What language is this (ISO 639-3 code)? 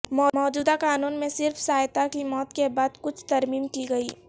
urd